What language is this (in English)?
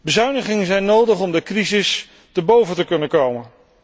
Dutch